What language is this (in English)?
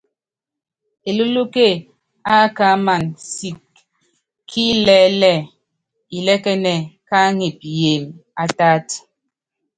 Yangben